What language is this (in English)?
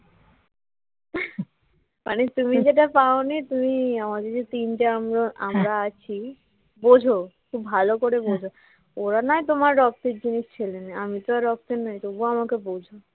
Bangla